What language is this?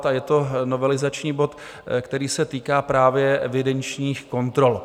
Czech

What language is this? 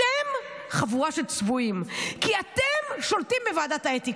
Hebrew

